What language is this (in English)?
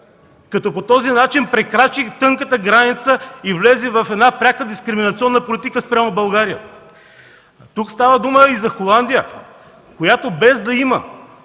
Bulgarian